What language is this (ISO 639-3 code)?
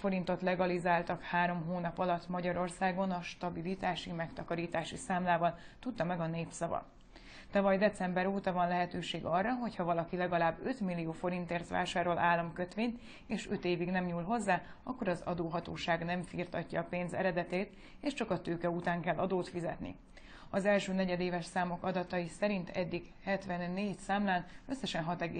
hun